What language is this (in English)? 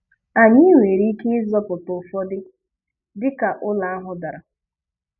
Igbo